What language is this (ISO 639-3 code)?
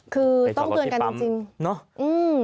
tha